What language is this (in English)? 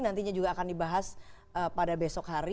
Indonesian